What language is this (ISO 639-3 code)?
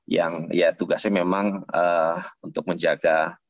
ind